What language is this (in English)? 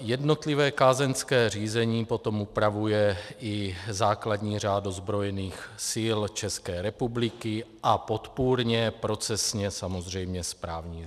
Czech